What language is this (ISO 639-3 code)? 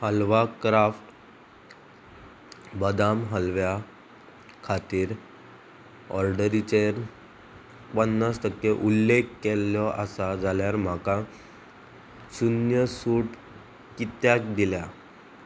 kok